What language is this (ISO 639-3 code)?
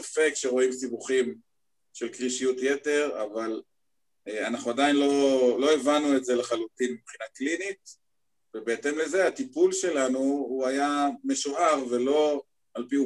heb